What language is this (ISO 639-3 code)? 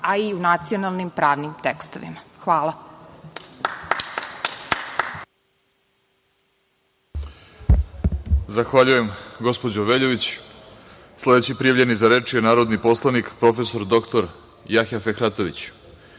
srp